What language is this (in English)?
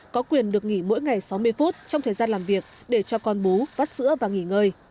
Vietnamese